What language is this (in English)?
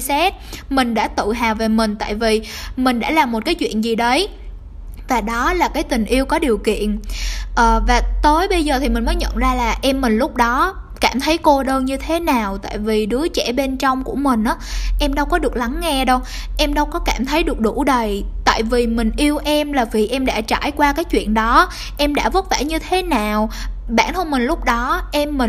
Vietnamese